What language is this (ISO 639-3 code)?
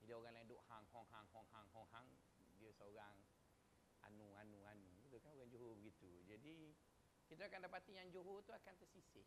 msa